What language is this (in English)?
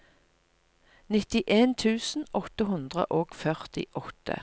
Norwegian